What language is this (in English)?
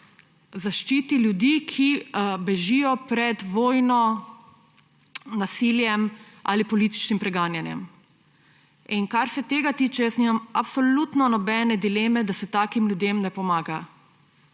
Slovenian